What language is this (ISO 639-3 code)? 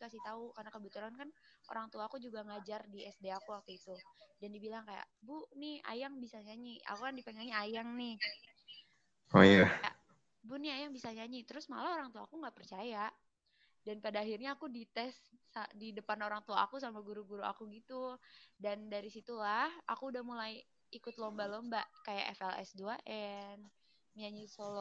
ind